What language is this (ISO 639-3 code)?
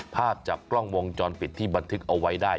tha